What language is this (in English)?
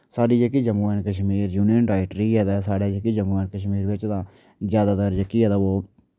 Dogri